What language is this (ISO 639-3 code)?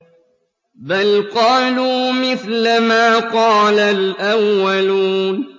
ara